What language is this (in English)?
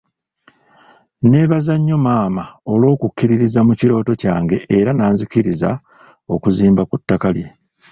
Ganda